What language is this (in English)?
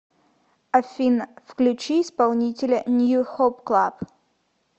Russian